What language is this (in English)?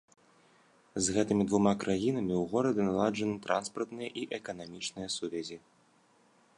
Belarusian